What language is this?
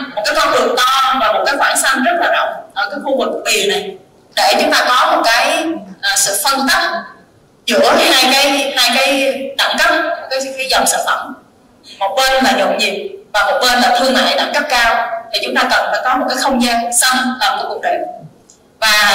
Vietnamese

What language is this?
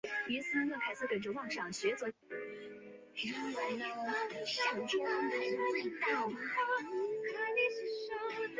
Chinese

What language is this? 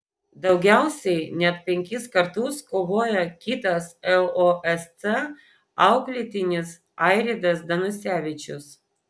Lithuanian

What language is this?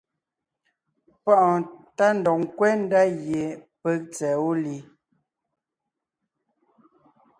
Ngiemboon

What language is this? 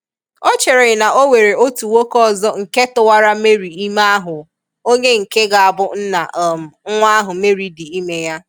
Igbo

